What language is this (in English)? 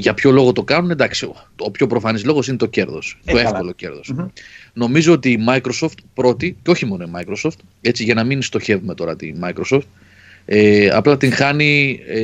Greek